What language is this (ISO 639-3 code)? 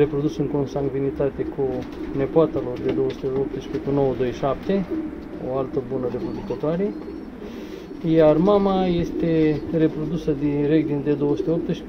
ron